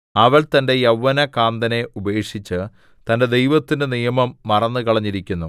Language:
Malayalam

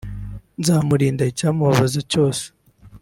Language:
Kinyarwanda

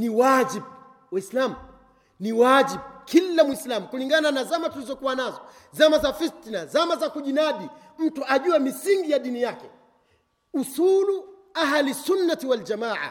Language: Swahili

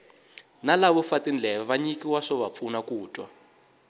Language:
Tsonga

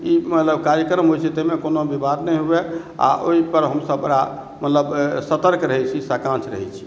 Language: Maithili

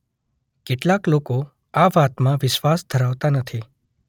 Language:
Gujarati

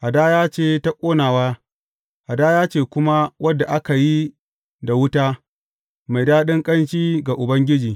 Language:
Hausa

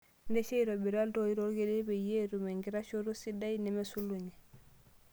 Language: Masai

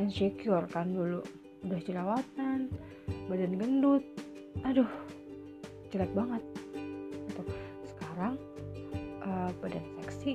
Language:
Indonesian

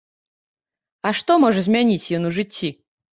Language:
Belarusian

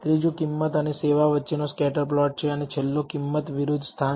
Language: Gujarati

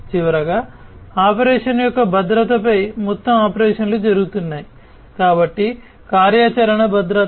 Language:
Telugu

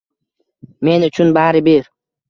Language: Uzbek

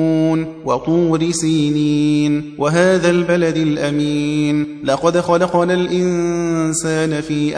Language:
Arabic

